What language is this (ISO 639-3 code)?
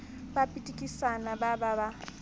sot